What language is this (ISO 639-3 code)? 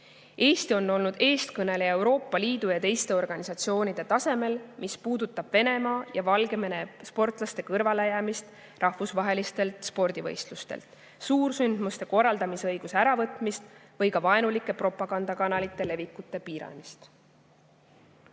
est